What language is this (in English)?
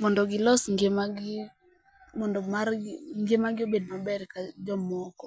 Luo (Kenya and Tanzania)